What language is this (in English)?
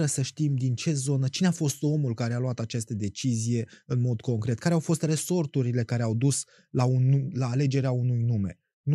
Romanian